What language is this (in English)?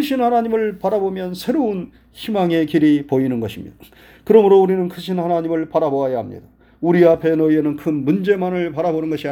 Korean